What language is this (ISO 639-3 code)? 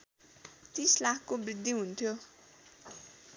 nep